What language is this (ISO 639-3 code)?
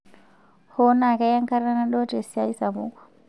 mas